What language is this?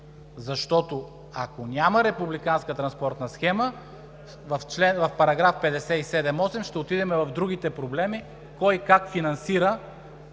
Bulgarian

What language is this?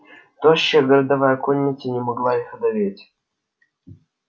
Russian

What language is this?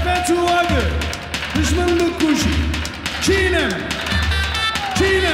Arabic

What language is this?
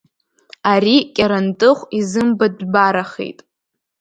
Abkhazian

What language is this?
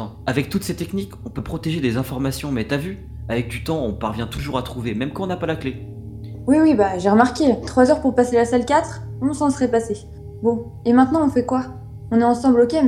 French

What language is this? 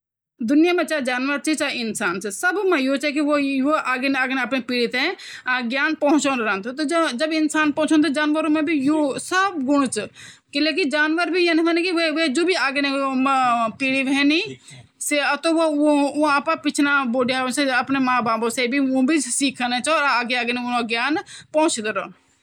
Garhwali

